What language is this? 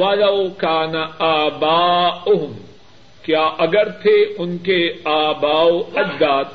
Urdu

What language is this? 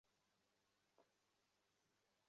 Bangla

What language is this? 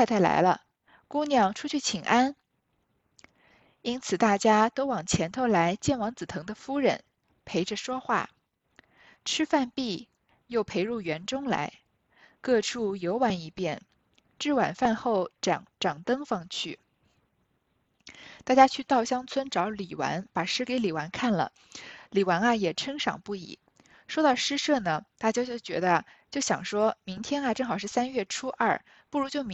Chinese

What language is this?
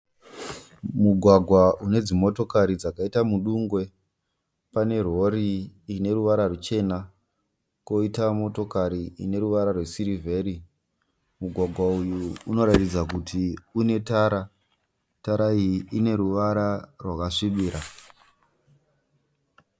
Shona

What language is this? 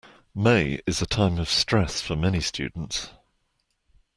English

